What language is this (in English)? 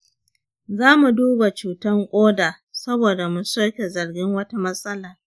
Hausa